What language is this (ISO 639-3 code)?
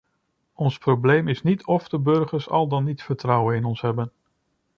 nld